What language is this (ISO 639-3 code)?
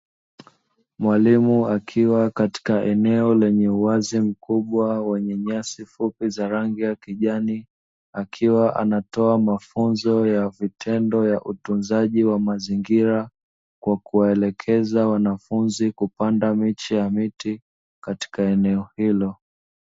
swa